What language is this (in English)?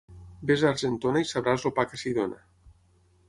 Catalan